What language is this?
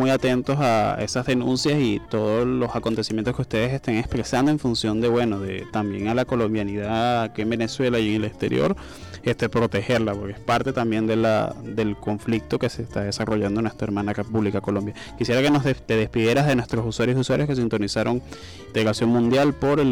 Spanish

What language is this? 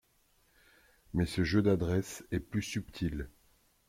French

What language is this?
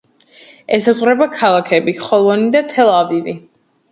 Georgian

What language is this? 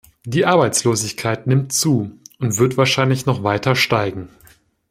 German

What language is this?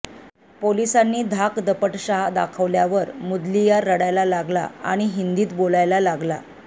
Marathi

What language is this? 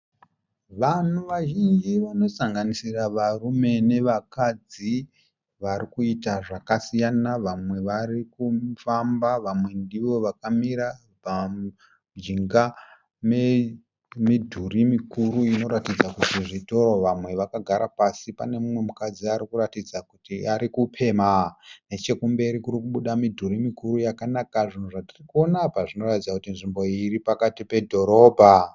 Shona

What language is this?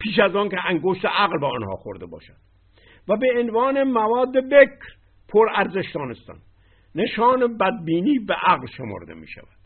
Persian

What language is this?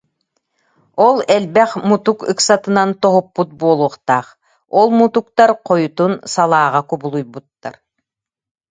Yakut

